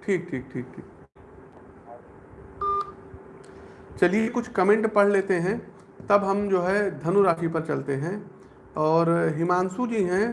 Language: Hindi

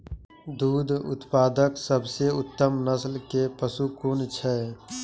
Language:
Maithili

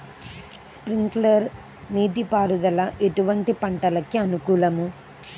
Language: Telugu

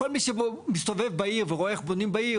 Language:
Hebrew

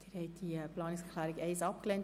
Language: Swiss German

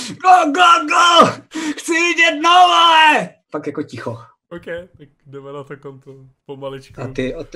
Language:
Czech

